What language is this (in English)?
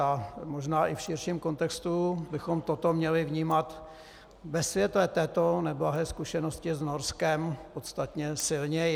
Czech